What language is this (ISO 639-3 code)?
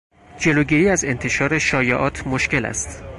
fas